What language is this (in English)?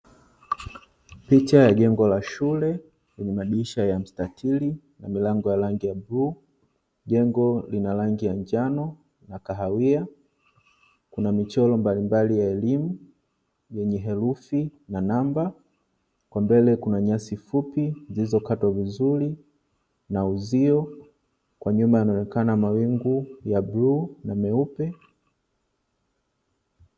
Swahili